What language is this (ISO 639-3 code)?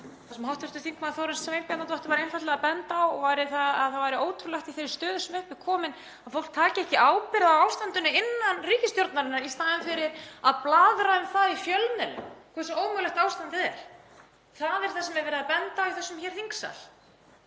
isl